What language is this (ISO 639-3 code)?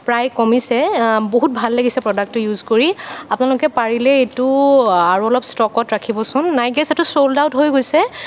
asm